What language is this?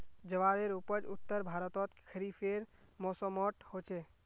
Magahi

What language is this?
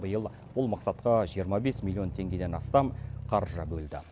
Kazakh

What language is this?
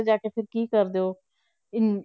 Punjabi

